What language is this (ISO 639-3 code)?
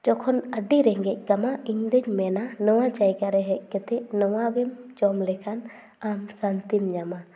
sat